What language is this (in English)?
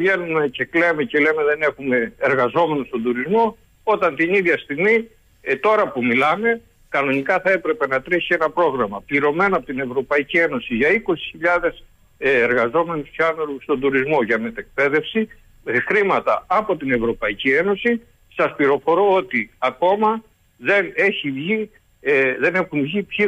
Greek